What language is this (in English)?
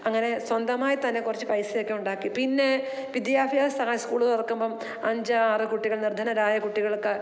Malayalam